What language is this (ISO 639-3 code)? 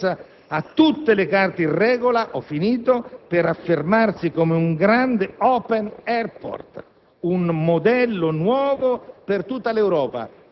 ita